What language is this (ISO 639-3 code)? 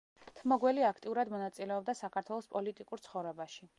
kat